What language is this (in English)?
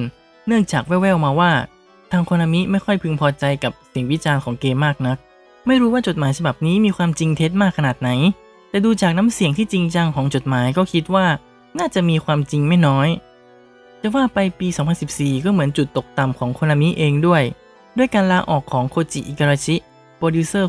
Thai